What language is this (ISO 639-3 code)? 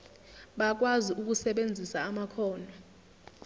zul